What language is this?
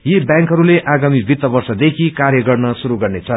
Nepali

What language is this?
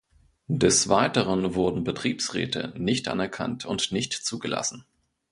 German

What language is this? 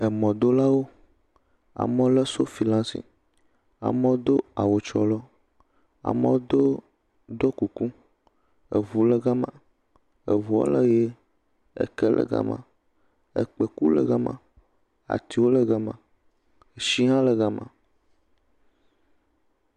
Ewe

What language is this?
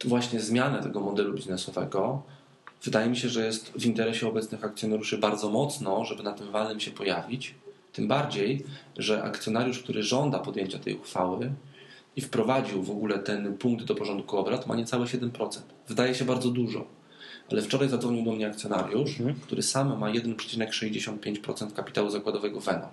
Polish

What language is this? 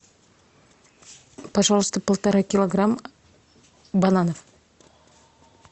Russian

